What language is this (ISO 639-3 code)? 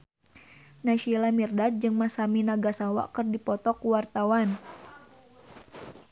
sun